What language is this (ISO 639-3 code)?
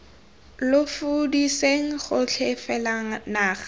tsn